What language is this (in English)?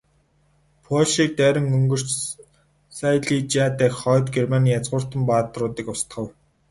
Mongolian